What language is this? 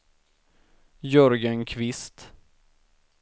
Swedish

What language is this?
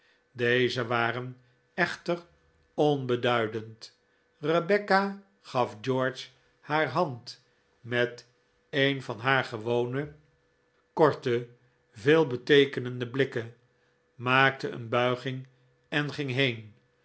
Dutch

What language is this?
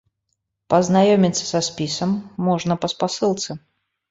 Belarusian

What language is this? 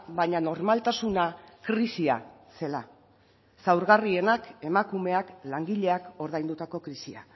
Basque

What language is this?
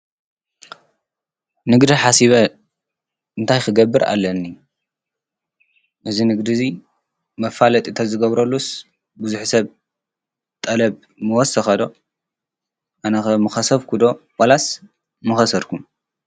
Tigrinya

